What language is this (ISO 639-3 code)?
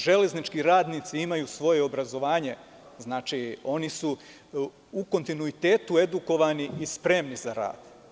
srp